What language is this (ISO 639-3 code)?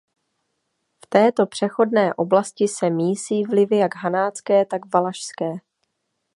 ces